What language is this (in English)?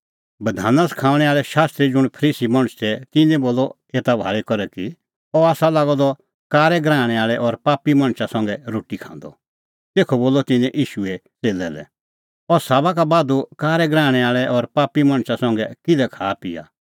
Kullu Pahari